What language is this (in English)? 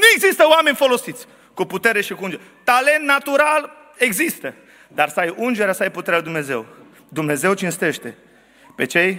Romanian